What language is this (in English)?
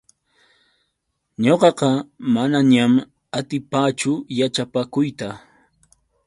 Yauyos Quechua